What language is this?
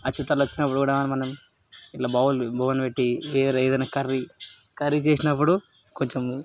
Telugu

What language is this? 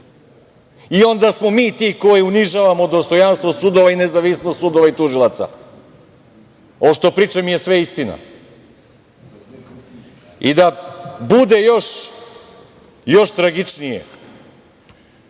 Serbian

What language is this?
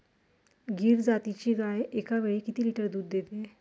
Marathi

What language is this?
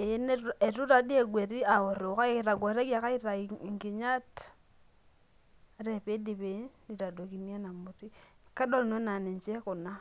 Masai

